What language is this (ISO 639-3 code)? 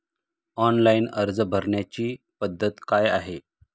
mar